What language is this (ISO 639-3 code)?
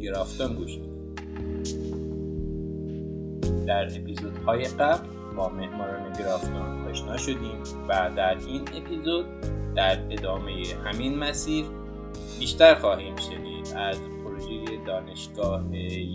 fas